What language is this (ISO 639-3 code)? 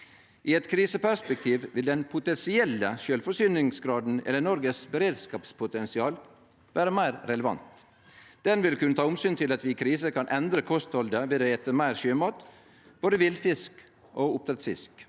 nor